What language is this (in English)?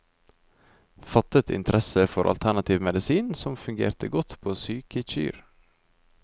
Norwegian